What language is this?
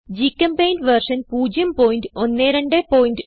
Malayalam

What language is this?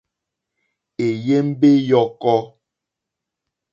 Mokpwe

